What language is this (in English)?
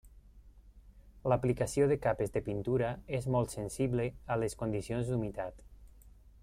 Catalan